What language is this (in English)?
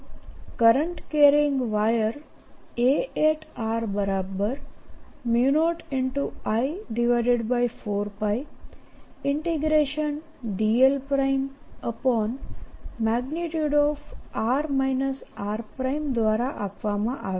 Gujarati